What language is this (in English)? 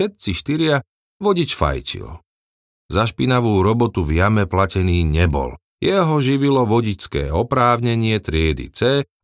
Slovak